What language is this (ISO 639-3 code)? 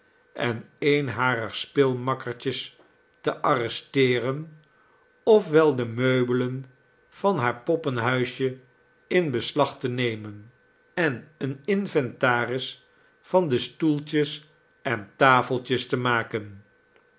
nld